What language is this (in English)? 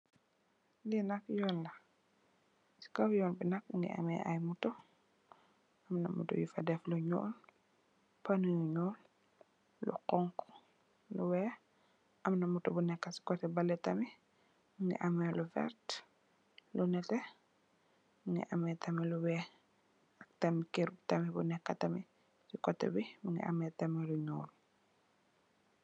Wolof